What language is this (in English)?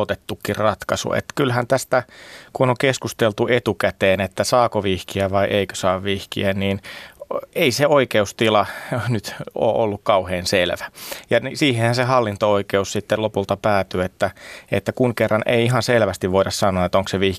Finnish